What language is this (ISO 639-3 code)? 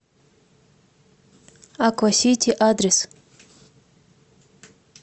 rus